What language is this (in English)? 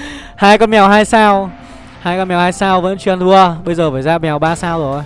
Vietnamese